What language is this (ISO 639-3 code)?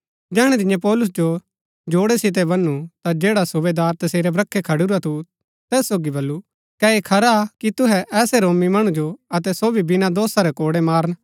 gbk